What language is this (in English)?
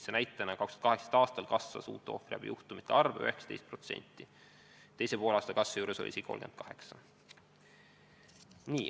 Estonian